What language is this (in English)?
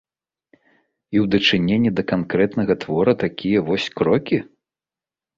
Belarusian